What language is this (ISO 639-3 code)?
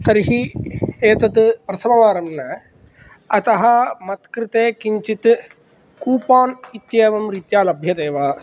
san